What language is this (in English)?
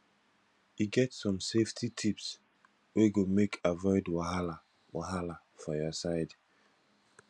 Nigerian Pidgin